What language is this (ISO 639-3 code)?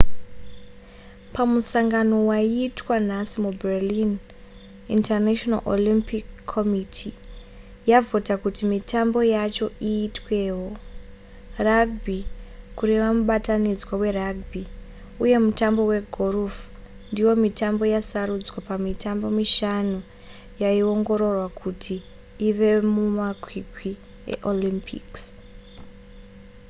sna